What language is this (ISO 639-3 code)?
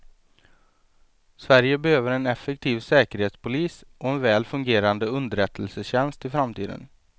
swe